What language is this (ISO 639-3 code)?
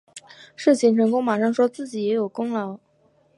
zho